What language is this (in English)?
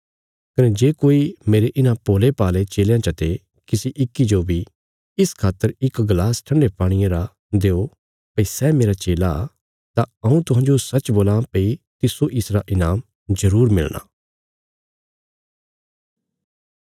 Bilaspuri